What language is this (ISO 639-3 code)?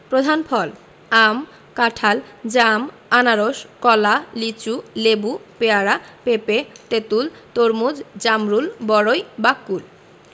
ben